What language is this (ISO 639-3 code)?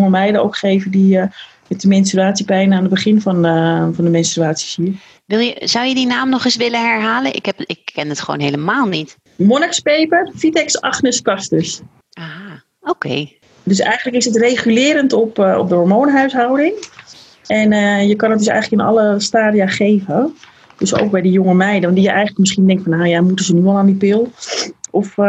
nld